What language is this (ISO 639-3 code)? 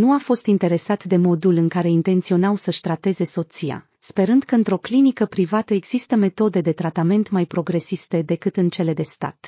ron